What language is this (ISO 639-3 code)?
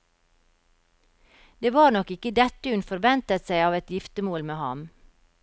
nor